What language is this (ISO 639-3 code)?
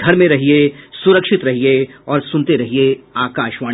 hin